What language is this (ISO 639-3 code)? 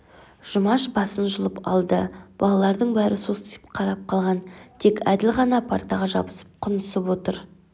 kaz